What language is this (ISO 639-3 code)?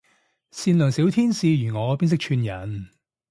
yue